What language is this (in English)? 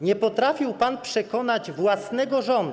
Polish